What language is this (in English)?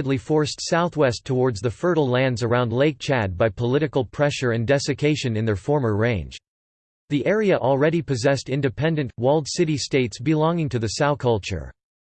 English